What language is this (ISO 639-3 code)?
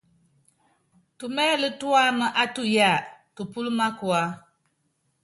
yav